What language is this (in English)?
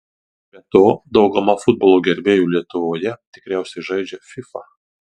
Lithuanian